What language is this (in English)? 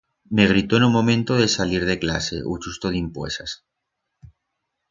Aragonese